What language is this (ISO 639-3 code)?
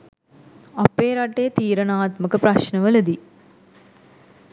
sin